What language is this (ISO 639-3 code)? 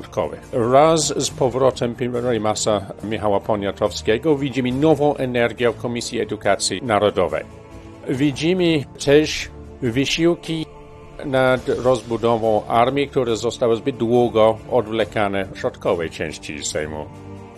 pol